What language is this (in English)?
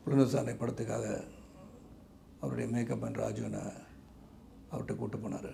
Tamil